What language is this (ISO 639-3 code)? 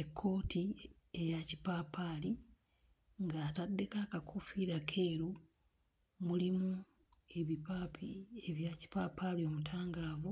lug